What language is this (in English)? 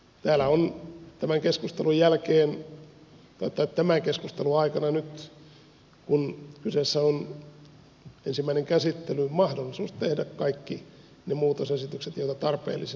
Finnish